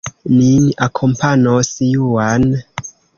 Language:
Esperanto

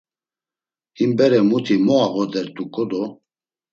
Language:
Laz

